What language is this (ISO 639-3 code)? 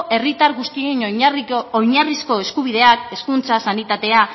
eus